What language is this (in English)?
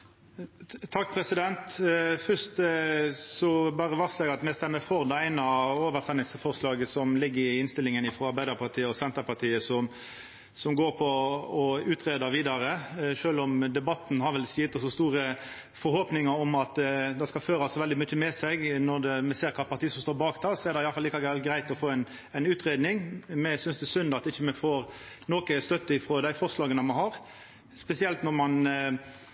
Norwegian